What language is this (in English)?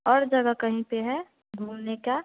Hindi